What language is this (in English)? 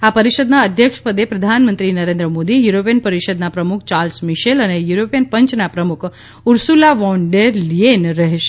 Gujarati